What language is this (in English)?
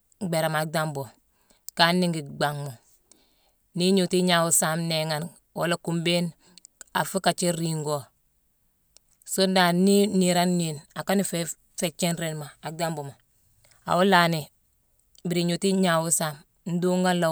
Mansoanka